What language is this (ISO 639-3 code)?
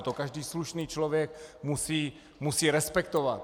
ces